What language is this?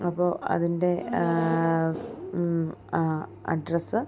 Malayalam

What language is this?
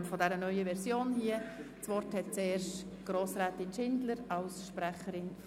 Swiss German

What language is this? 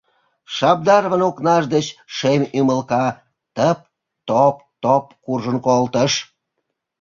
Mari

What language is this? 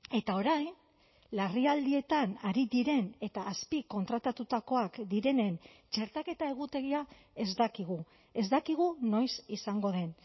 Basque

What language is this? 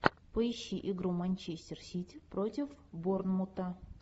Russian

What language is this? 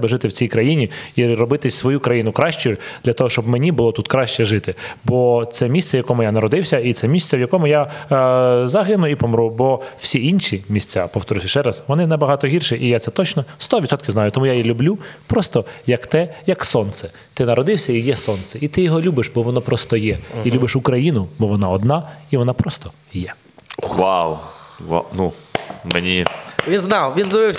Ukrainian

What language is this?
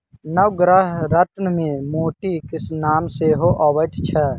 Maithili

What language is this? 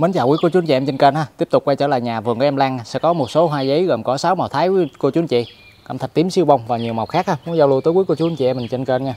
Vietnamese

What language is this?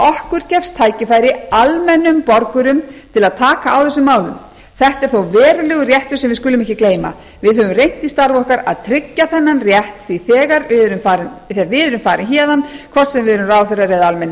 Icelandic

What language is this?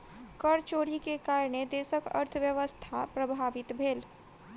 Maithili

